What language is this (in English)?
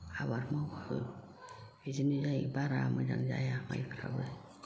Bodo